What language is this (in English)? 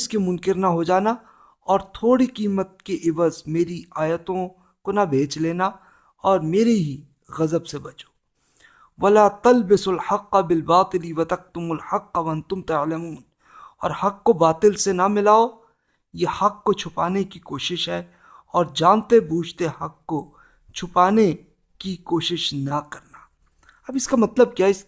Urdu